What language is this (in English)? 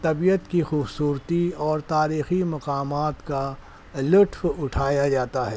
Urdu